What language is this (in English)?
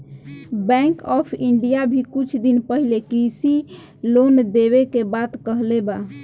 Bhojpuri